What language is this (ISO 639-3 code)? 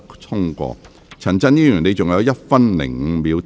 yue